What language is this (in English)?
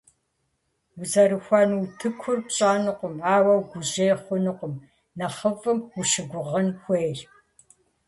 Kabardian